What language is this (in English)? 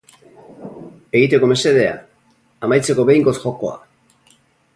Basque